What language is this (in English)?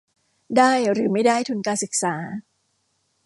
Thai